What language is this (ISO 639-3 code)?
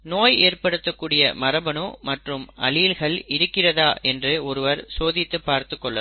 tam